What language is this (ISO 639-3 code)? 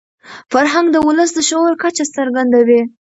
pus